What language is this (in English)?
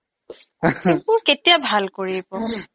Assamese